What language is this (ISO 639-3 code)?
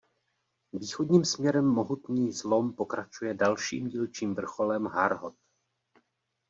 ces